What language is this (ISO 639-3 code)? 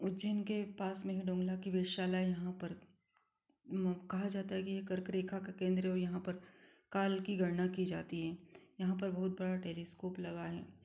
hin